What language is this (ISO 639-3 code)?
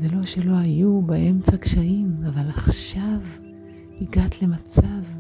heb